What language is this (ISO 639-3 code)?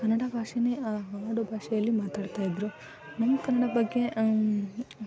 kan